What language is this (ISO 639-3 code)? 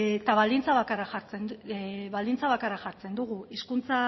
eus